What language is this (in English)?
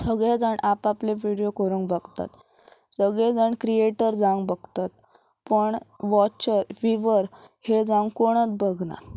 Konkani